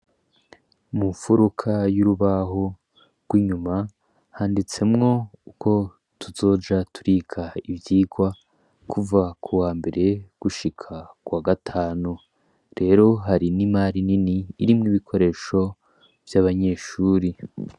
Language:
Rundi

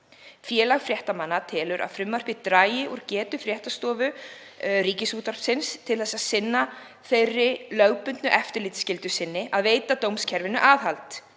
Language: Icelandic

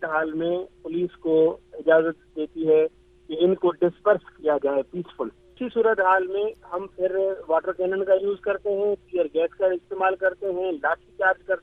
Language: Urdu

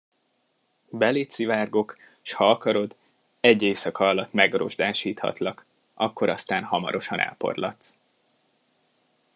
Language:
Hungarian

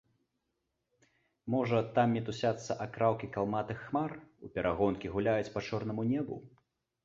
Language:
Belarusian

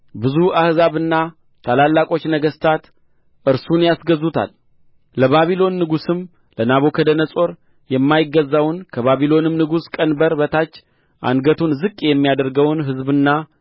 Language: Amharic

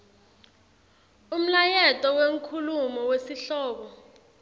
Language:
Swati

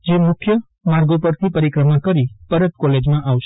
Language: Gujarati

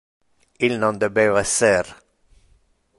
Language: Interlingua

